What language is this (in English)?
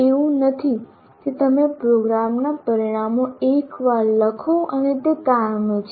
Gujarati